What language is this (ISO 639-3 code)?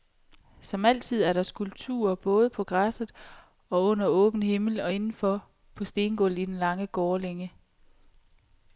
dan